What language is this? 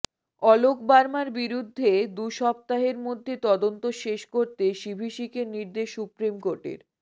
Bangla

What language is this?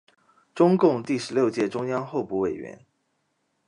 Chinese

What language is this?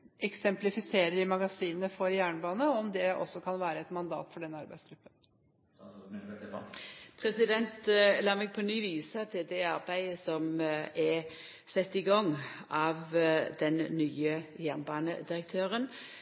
Norwegian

